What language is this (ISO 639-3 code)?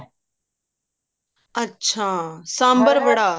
pan